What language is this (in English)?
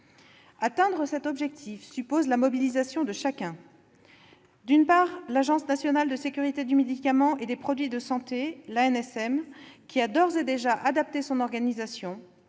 French